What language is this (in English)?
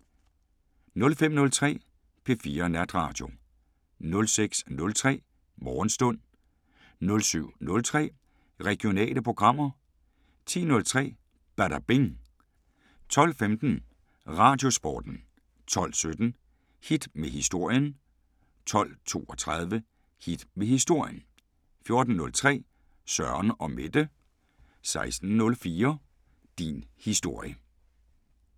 Danish